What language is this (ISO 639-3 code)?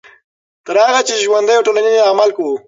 pus